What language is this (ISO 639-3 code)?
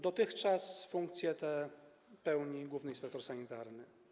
pol